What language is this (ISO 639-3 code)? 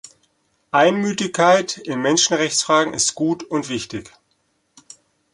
deu